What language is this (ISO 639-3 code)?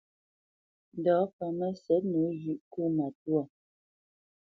bce